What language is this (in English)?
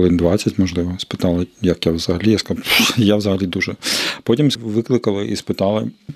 Ukrainian